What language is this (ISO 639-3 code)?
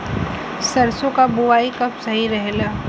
bho